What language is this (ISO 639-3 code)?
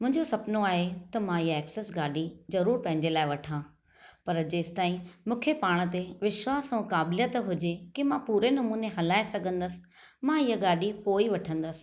snd